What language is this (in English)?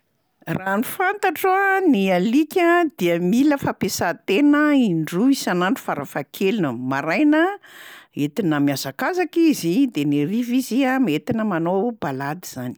Malagasy